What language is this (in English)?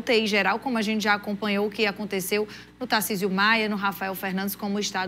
Portuguese